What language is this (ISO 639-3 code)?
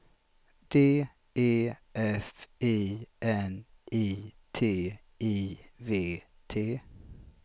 swe